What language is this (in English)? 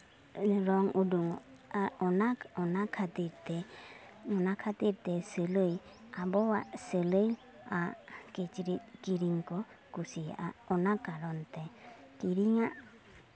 Santali